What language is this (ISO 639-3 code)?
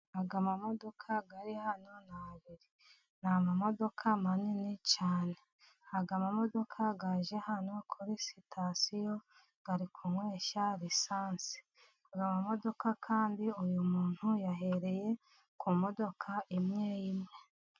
kin